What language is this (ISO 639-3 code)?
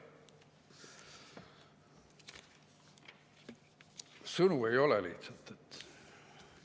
est